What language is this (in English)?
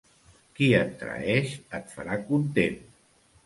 Catalan